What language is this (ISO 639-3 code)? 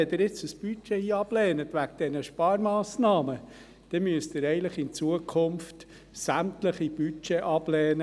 gsw